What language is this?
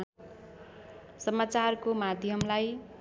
Nepali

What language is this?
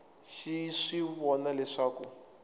Tsonga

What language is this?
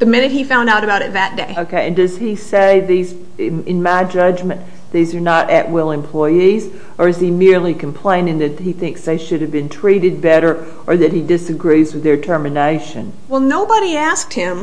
English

